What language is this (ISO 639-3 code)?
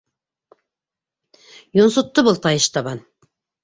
bak